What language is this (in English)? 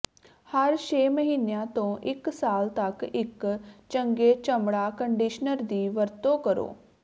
Punjabi